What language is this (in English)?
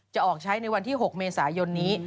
Thai